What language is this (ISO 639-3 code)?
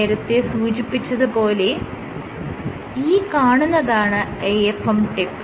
mal